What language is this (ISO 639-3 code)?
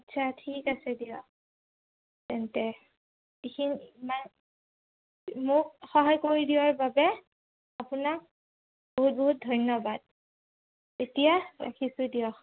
asm